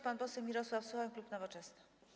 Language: Polish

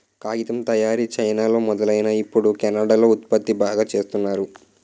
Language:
Telugu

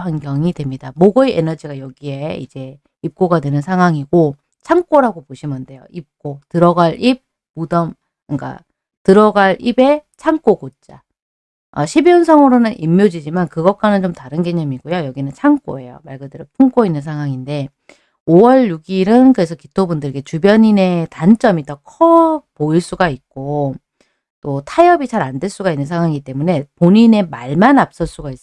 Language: Korean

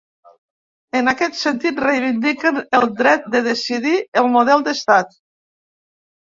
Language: Catalan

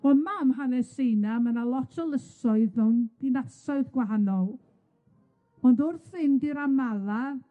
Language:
Welsh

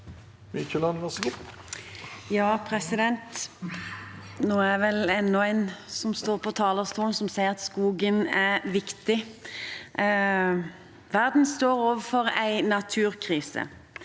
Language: Norwegian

